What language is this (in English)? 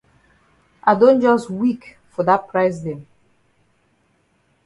Cameroon Pidgin